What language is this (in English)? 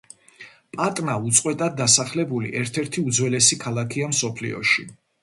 Georgian